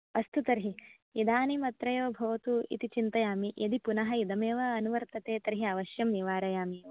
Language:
Sanskrit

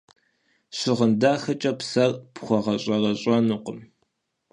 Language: Kabardian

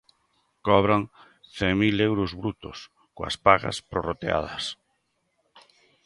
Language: Galician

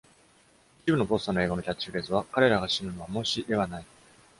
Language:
Japanese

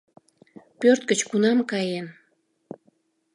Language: Mari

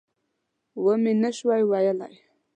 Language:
Pashto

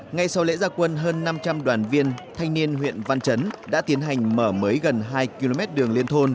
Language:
Vietnamese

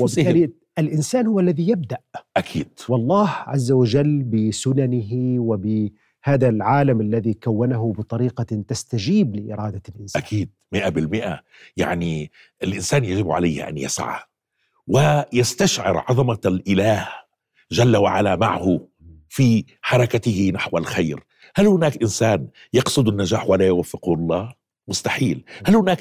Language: Arabic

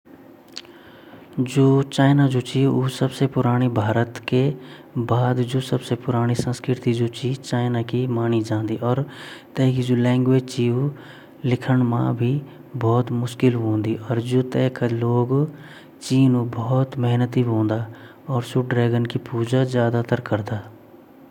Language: Garhwali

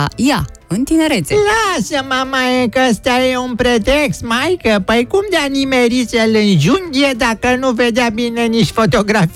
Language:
Romanian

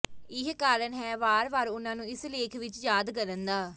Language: Punjabi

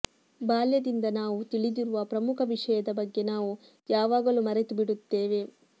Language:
Kannada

